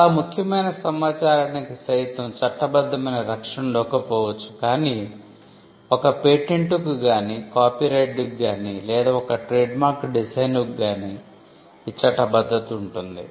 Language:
Telugu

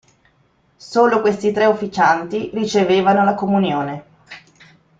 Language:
Italian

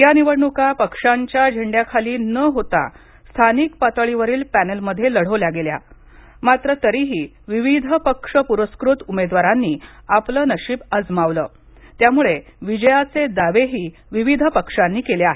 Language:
Marathi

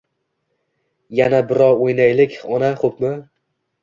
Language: Uzbek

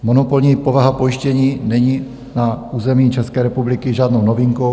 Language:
Czech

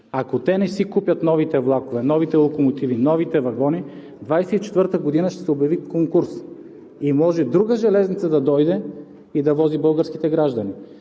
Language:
Bulgarian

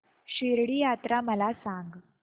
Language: Marathi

